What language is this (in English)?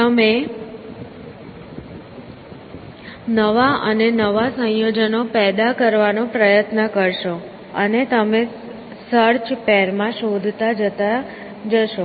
Gujarati